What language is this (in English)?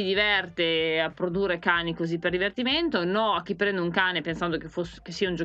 Italian